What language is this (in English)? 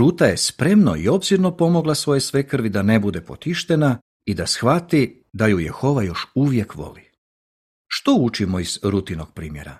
Croatian